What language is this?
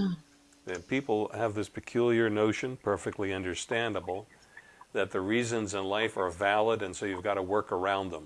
English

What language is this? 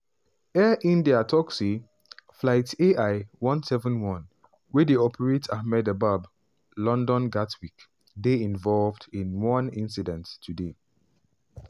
Nigerian Pidgin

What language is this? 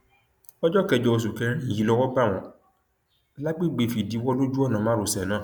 Yoruba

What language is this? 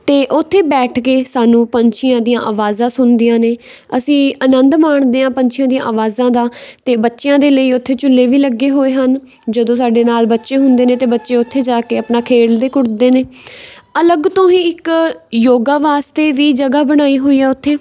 Punjabi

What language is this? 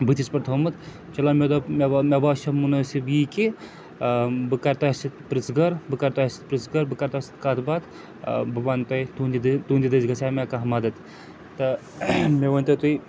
Kashmiri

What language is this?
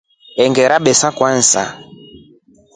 Rombo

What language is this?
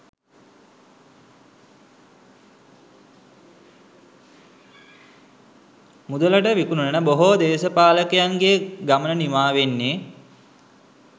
Sinhala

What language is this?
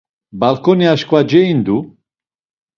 Laz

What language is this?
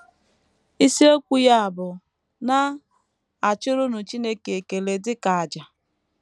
Igbo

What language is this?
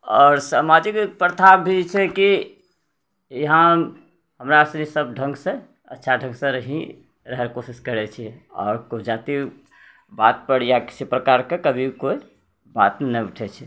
Maithili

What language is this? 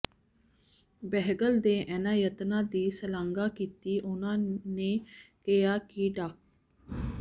Punjabi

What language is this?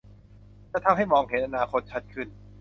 Thai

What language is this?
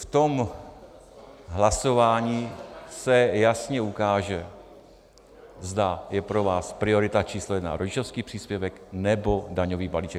Czech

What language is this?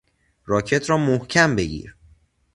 Persian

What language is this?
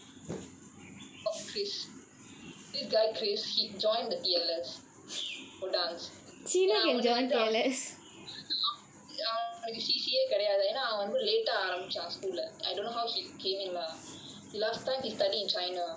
English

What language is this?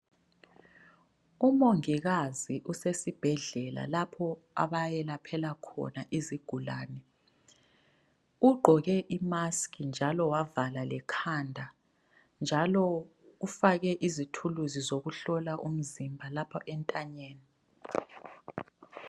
North Ndebele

